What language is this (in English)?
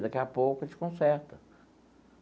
Portuguese